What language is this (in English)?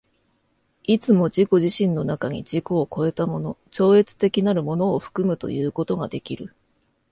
Japanese